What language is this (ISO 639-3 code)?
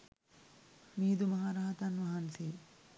sin